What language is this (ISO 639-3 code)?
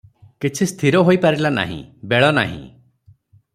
ori